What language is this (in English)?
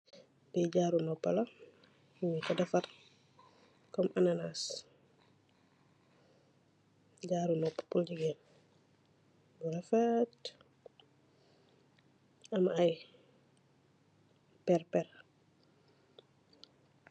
Wolof